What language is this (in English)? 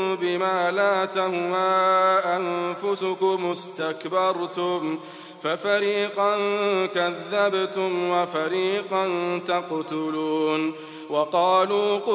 Arabic